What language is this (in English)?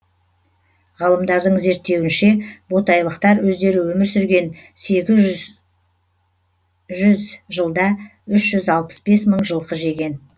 Kazakh